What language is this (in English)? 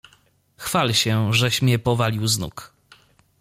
Polish